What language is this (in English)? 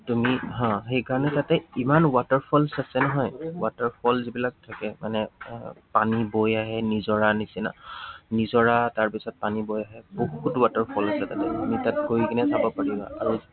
Assamese